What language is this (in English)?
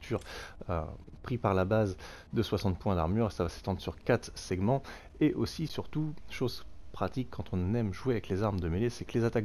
French